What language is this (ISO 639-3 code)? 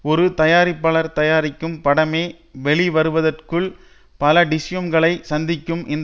tam